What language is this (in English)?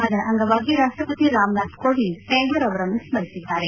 Kannada